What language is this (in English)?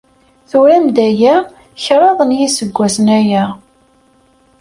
Kabyle